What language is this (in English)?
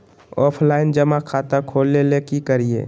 Magahi